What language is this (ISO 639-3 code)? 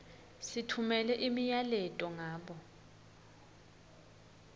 ssw